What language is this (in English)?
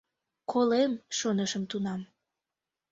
Mari